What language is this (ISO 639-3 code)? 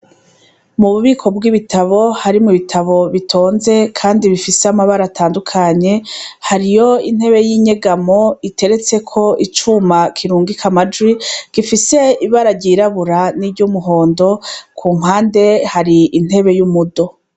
run